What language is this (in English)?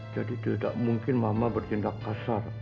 Indonesian